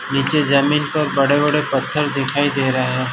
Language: Hindi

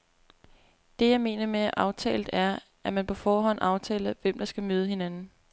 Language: Danish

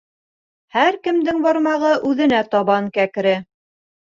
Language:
Bashkir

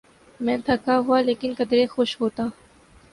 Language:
Urdu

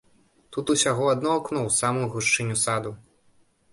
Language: Belarusian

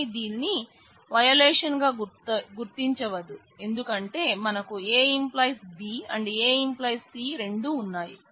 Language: Telugu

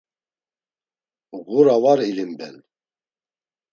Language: Laz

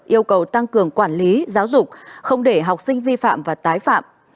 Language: Vietnamese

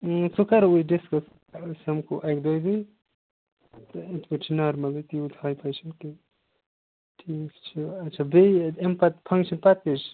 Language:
Kashmiri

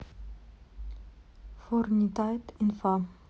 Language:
Russian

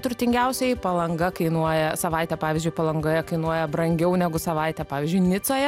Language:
Lithuanian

